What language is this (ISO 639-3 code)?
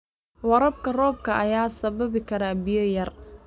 som